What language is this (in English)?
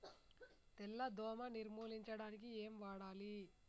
Telugu